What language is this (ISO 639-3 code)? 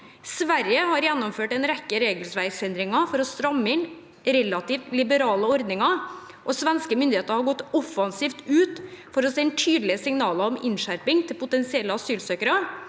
nor